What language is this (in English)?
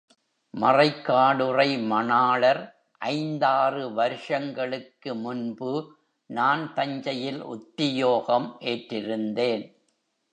Tamil